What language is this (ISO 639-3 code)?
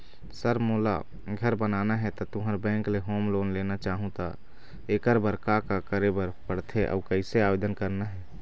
hne